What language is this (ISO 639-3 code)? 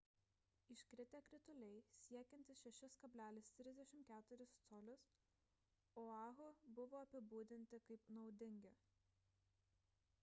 lit